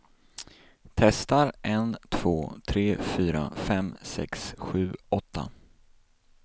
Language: Swedish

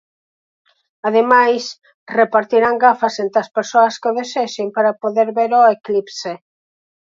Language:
Galician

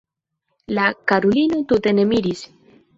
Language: Esperanto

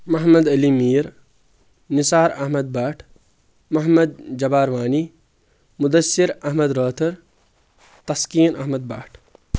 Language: Kashmiri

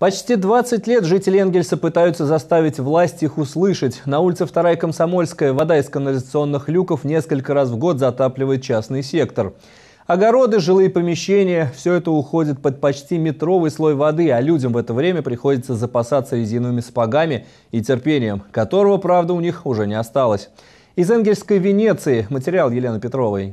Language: Russian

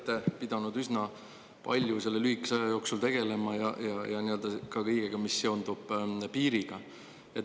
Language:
Estonian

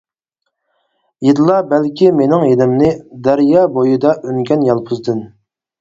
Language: Uyghur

